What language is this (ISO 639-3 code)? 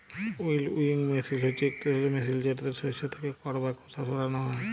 ben